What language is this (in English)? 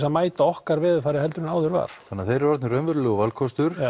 Icelandic